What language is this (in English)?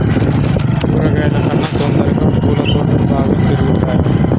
Telugu